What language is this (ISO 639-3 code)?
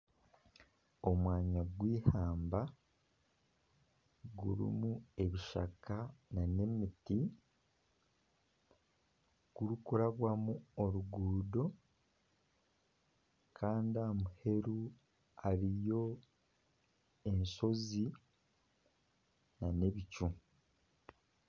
nyn